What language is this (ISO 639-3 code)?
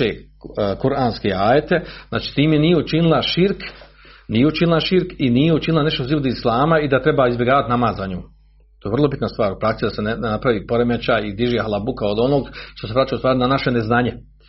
hrv